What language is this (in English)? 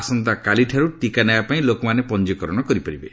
Odia